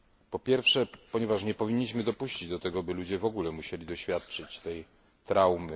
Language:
Polish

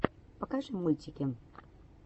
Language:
Russian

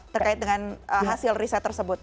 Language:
Indonesian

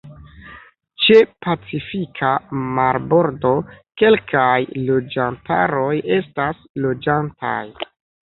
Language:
Esperanto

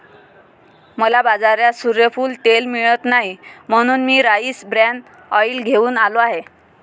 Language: Marathi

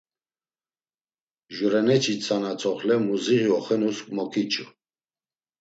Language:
Laz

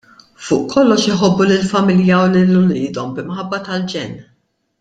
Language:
Maltese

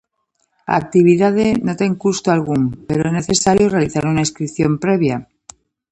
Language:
Galician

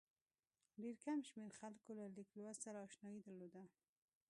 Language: Pashto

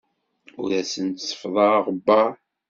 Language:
Kabyle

